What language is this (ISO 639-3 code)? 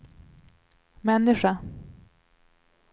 swe